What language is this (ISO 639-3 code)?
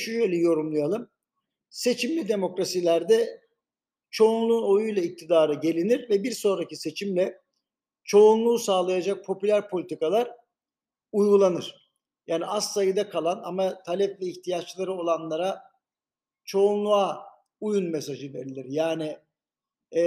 tur